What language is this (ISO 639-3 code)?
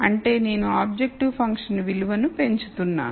tel